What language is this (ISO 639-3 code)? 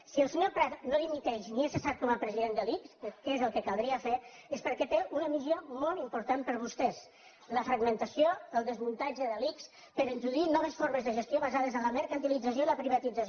cat